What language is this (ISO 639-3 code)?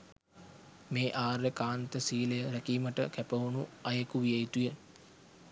sin